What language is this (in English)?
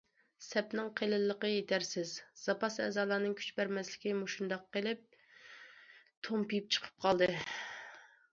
Uyghur